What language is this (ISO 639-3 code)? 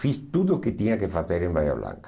por